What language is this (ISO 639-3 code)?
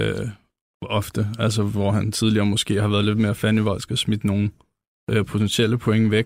dan